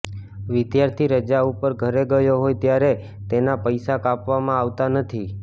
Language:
Gujarati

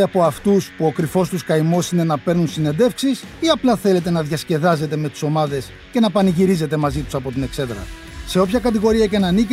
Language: Greek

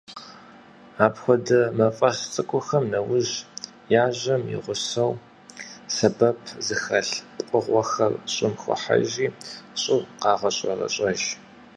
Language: Kabardian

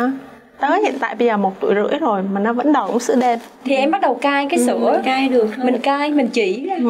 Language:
Vietnamese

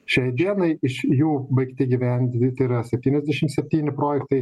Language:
Lithuanian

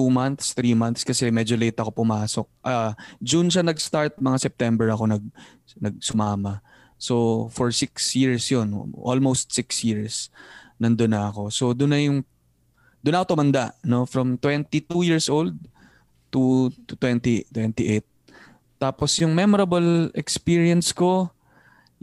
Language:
Filipino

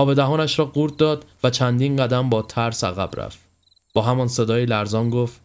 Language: Persian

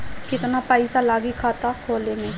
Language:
Bhojpuri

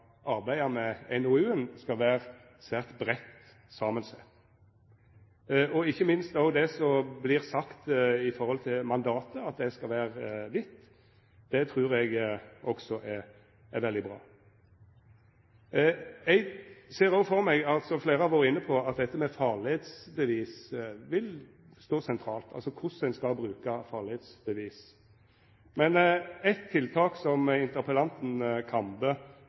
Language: Norwegian Nynorsk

